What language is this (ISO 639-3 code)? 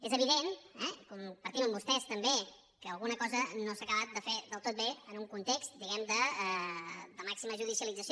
cat